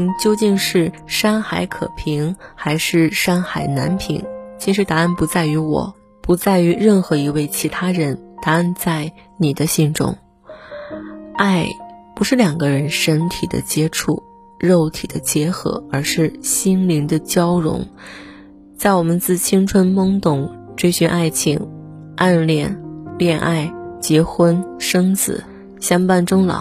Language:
Chinese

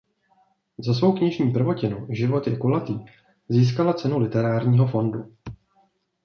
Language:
Czech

